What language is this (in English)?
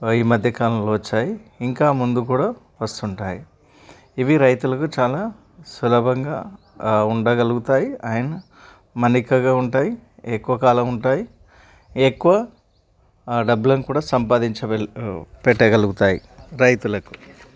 Telugu